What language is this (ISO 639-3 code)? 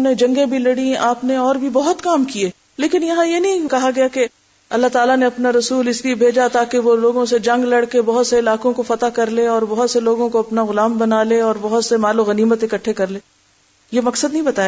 urd